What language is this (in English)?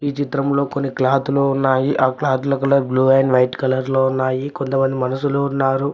Telugu